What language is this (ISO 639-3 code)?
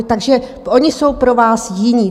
ces